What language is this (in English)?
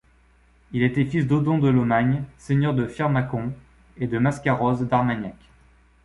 French